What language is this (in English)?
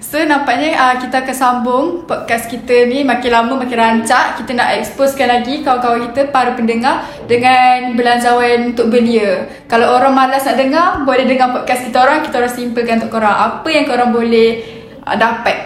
Malay